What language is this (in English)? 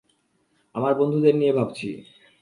Bangla